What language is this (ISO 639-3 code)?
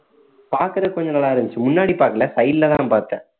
tam